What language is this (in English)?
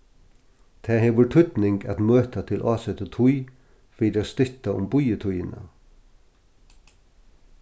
Faroese